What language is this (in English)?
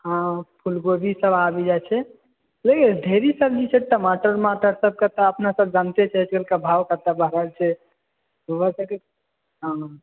Maithili